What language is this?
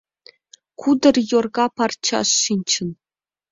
Mari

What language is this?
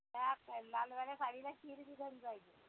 Marathi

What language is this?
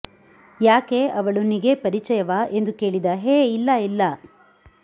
Kannada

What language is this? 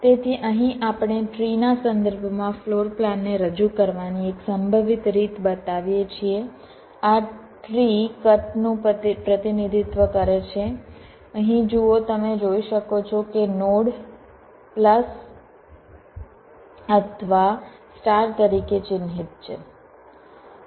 Gujarati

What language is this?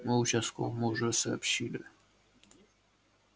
Russian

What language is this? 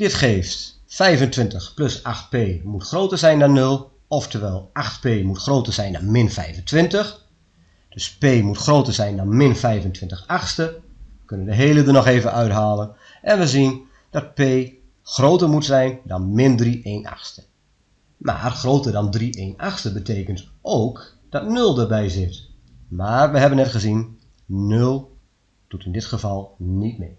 Dutch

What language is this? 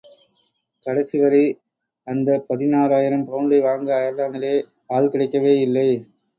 Tamil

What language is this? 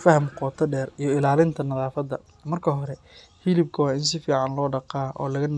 Somali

